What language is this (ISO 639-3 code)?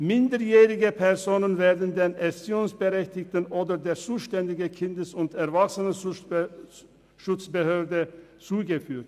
gsw